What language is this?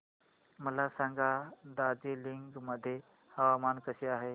Marathi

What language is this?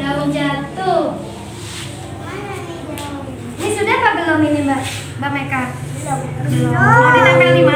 Indonesian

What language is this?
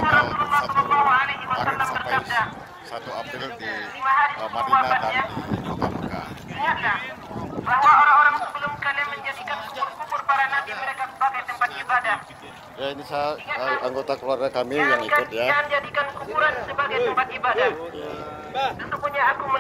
Indonesian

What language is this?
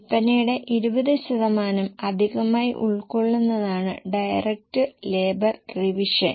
Malayalam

